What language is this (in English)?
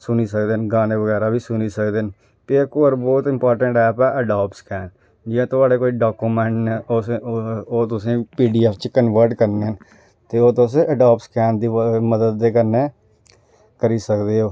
Dogri